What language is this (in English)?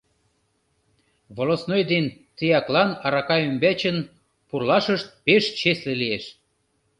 Mari